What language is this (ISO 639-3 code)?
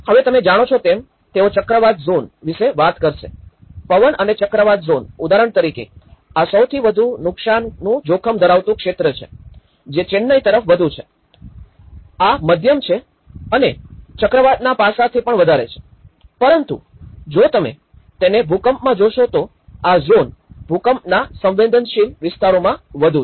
guj